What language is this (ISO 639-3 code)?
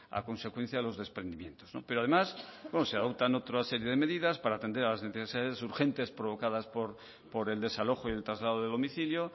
spa